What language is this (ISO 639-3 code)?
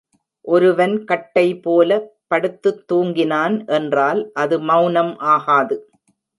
tam